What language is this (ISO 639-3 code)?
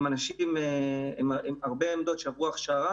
heb